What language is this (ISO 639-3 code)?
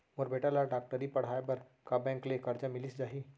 hne